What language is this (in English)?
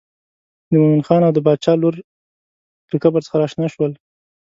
Pashto